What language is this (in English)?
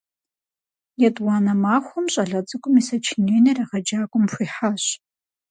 Kabardian